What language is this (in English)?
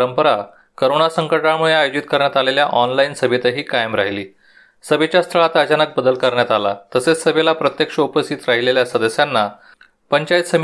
Marathi